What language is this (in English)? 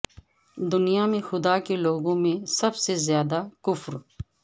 Urdu